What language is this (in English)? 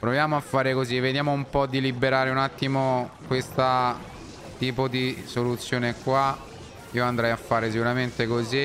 Italian